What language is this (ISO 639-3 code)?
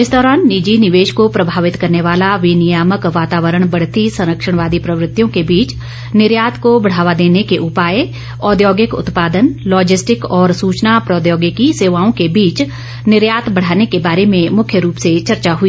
hin